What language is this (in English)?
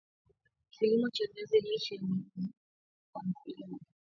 Swahili